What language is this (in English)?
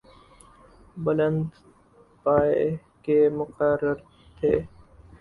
Urdu